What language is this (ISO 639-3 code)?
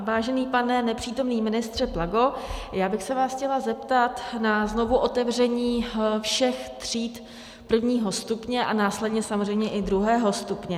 ces